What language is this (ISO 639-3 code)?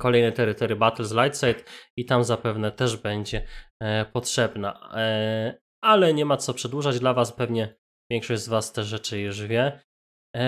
pol